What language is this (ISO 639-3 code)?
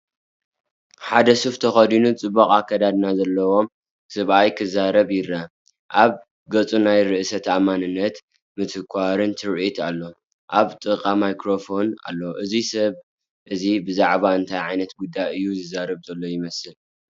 tir